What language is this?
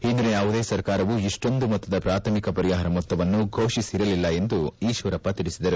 Kannada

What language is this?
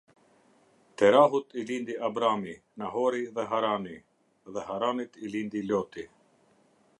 Albanian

